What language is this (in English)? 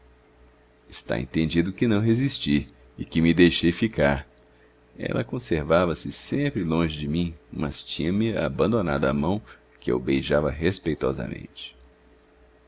Portuguese